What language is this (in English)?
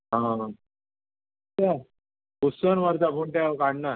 Konkani